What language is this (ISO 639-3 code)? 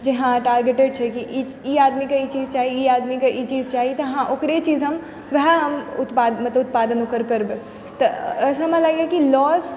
mai